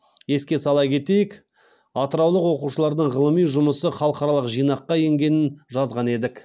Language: Kazakh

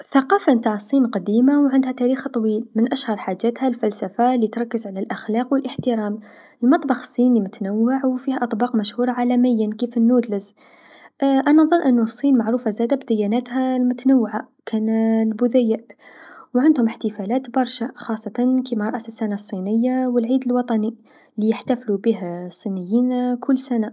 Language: Tunisian Arabic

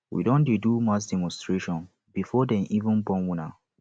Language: Nigerian Pidgin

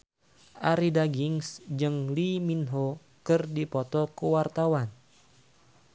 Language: Sundanese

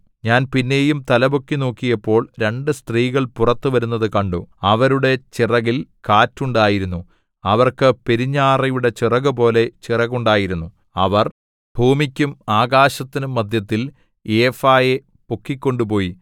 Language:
Malayalam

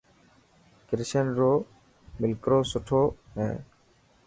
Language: Dhatki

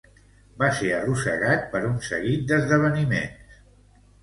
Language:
Catalan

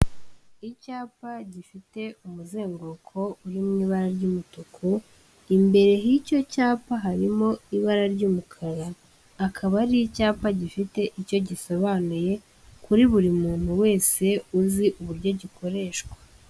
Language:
Kinyarwanda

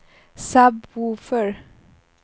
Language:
Swedish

